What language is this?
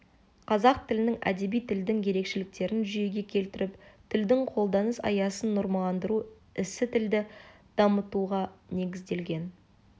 Kazakh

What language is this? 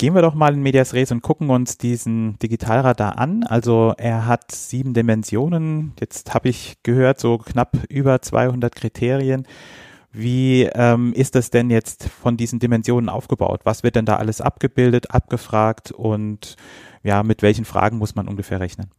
German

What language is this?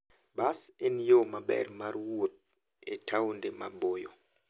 Luo (Kenya and Tanzania)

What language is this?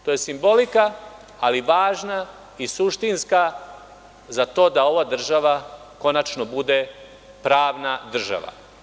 Serbian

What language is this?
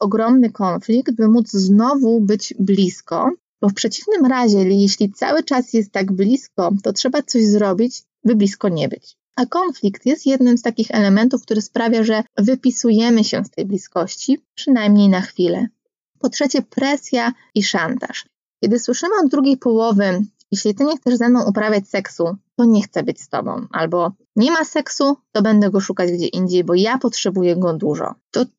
Polish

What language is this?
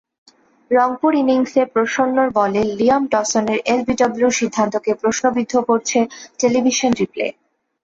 Bangla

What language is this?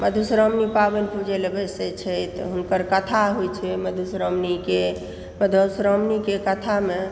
Maithili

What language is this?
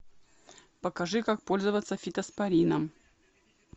Russian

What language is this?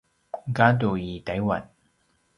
Paiwan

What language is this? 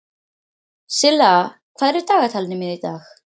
Icelandic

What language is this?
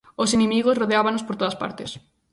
Galician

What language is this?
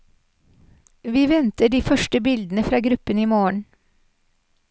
Norwegian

